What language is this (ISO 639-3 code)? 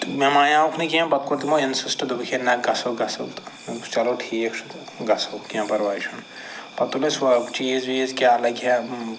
kas